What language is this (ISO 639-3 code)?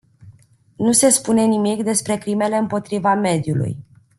ron